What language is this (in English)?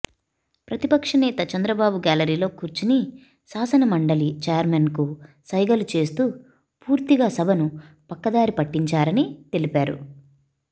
Telugu